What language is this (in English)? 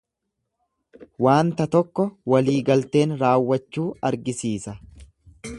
Oromo